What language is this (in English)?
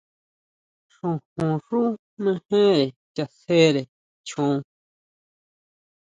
Huautla Mazatec